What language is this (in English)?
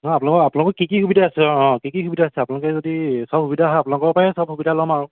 Assamese